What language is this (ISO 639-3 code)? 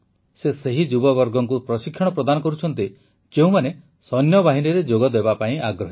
ori